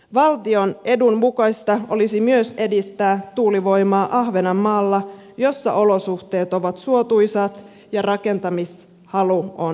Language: Finnish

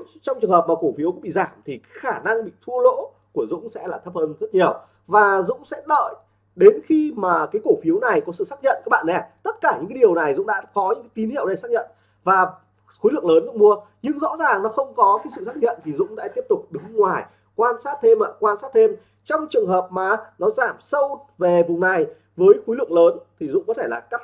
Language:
Vietnamese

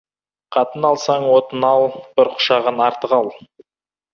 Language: Kazakh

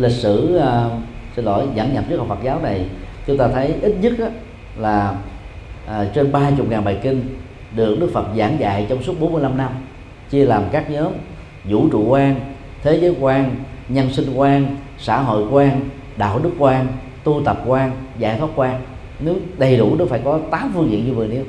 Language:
Vietnamese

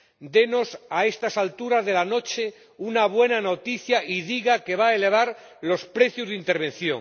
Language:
Spanish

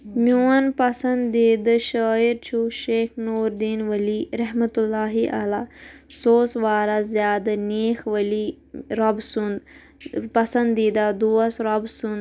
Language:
Kashmiri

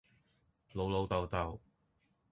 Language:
Cantonese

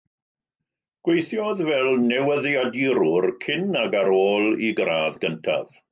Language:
Welsh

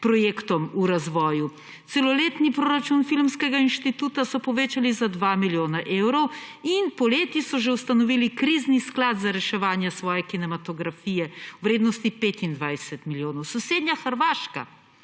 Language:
Slovenian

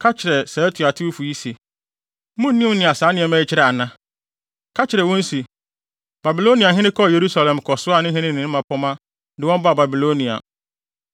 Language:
Akan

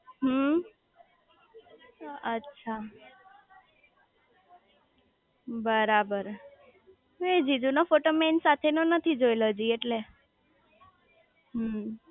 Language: Gujarati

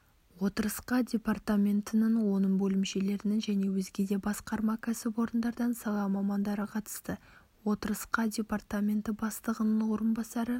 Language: Kazakh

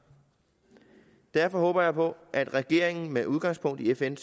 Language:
Danish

